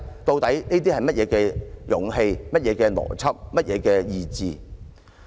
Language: Cantonese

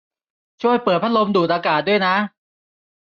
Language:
Thai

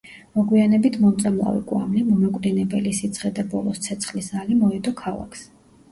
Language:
Georgian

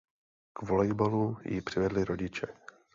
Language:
Czech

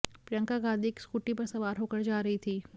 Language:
Hindi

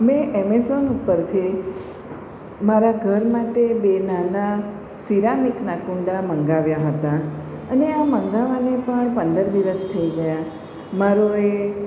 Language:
Gujarati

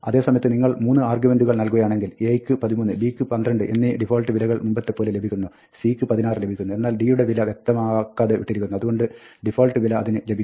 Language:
Malayalam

